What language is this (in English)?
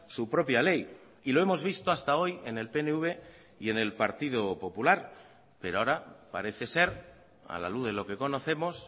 Spanish